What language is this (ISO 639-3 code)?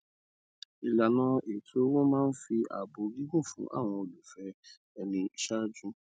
yor